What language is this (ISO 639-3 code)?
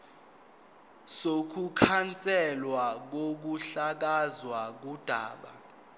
zul